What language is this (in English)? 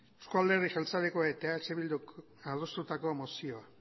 Basque